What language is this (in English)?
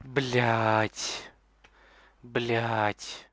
Russian